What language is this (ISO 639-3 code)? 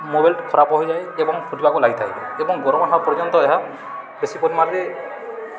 ori